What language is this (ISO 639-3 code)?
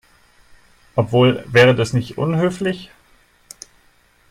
deu